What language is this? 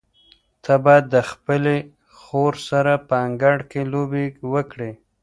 Pashto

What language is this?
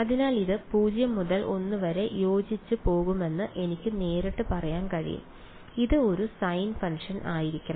Malayalam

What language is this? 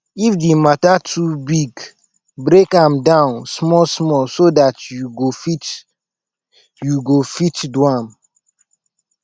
Nigerian Pidgin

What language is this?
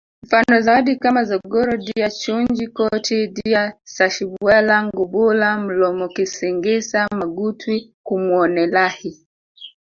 Swahili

